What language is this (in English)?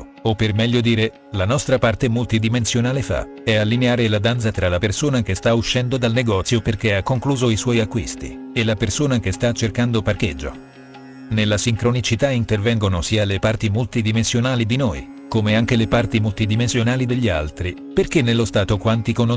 Italian